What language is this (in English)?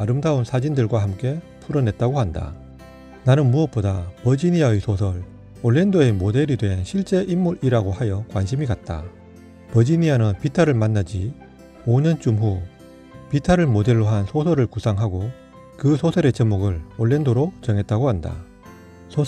Korean